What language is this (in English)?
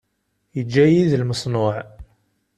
Kabyle